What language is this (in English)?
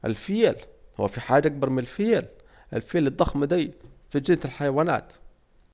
Saidi Arabic